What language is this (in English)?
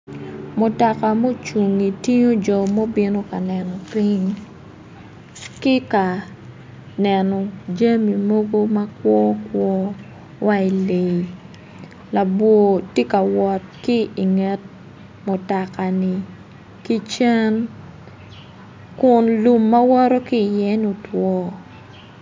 Acoli